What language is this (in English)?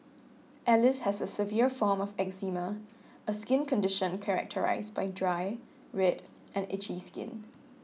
English